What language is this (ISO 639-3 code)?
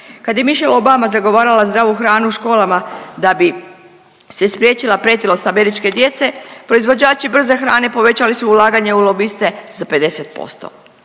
hrv